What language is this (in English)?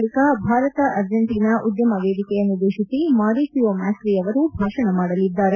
Kannada